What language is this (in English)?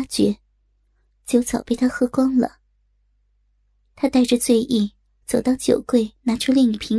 Chinese